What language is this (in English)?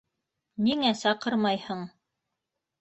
Bashkir